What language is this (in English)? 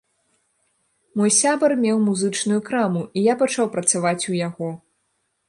Belarusian